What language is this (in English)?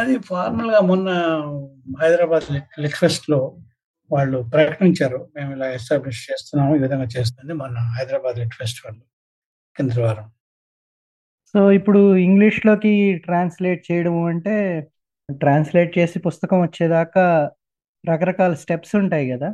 Telugu